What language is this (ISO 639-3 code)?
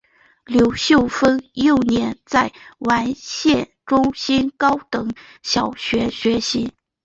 zho